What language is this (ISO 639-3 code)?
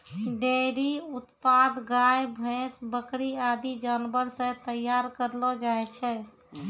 mai